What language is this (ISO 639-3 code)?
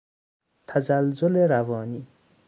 fas